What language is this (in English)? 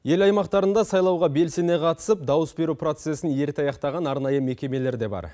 Kazakh